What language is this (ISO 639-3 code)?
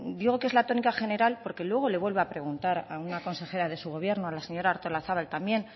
spa